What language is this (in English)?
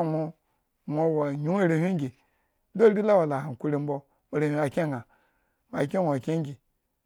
Eggon